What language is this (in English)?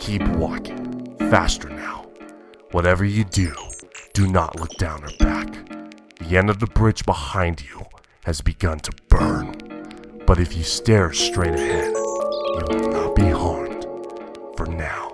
English